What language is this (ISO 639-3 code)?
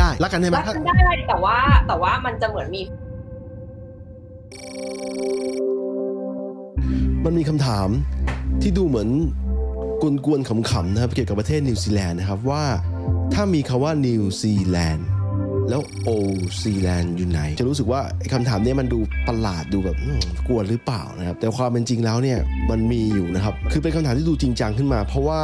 tha